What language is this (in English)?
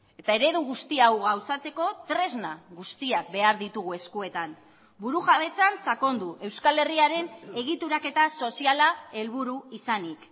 Basque